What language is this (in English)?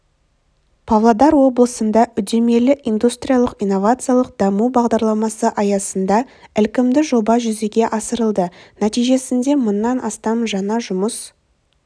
Kazakh